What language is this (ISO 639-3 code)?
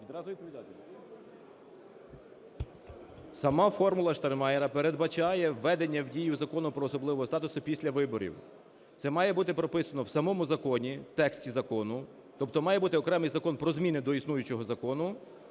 ukr